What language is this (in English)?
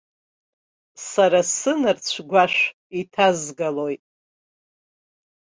Abkhazian